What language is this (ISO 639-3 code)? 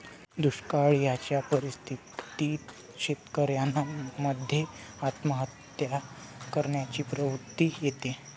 mar